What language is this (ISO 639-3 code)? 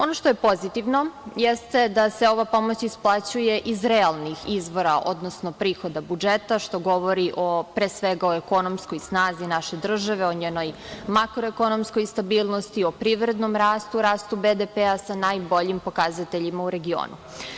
srp